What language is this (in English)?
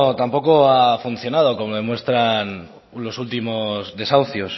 Spanish